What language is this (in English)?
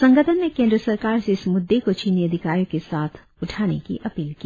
Hindi